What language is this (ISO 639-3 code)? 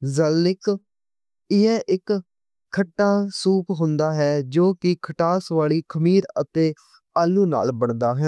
lah